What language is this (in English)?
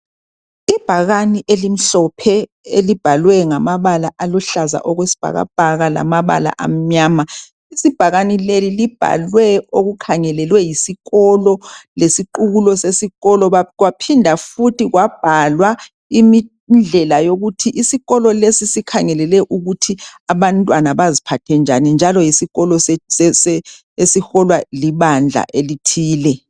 North Ndebele